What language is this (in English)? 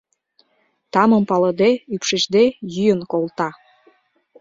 Mari